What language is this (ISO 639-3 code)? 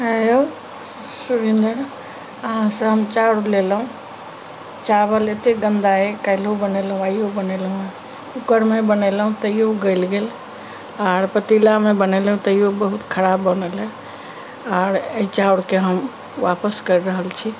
mai